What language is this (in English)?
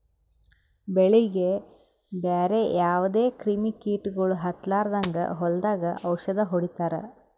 Kannada